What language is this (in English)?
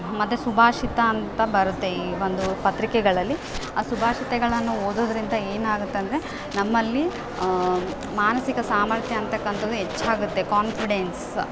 Kannada